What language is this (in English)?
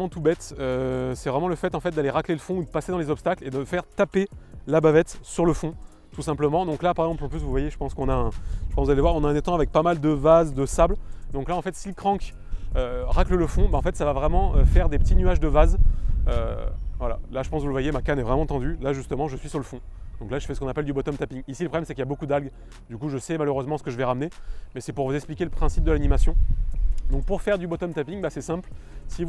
French